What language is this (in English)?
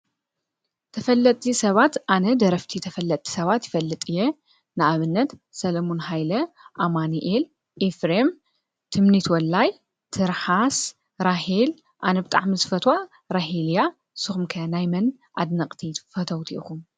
Tigrinya